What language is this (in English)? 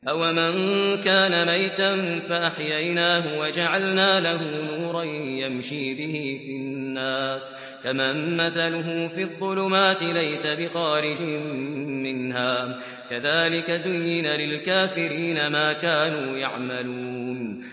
Arabic